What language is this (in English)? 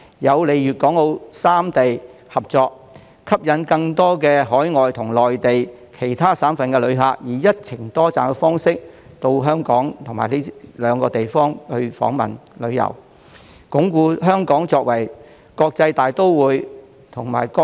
Cantonese